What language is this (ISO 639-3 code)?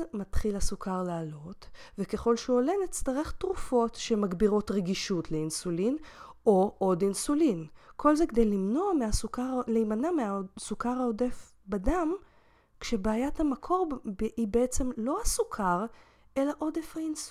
heb